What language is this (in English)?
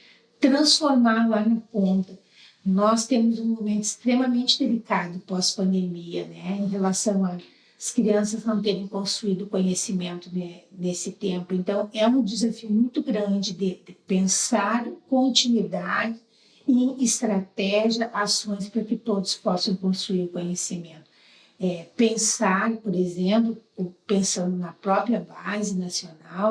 Portuguese